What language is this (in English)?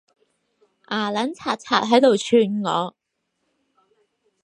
Cantonese